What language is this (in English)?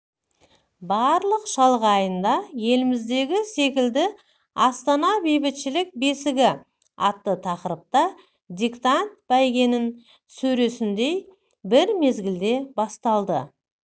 Kazakh